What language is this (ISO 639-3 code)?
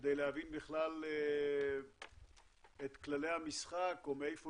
heb